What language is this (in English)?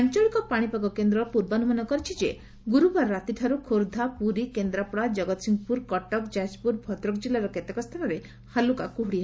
Odia